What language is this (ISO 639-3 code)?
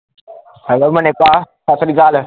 pan